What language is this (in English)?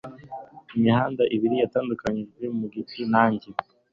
Kinyarwanda